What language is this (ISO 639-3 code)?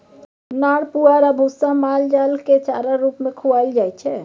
mai